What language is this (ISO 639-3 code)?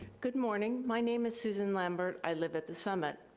eng